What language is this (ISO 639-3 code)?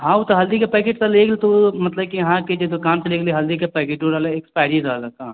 mai